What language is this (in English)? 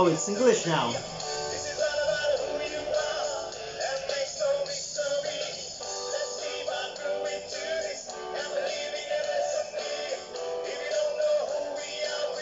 English